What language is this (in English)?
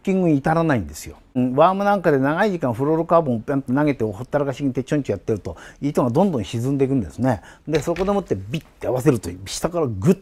Japanese